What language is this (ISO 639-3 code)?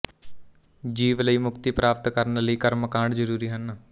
pan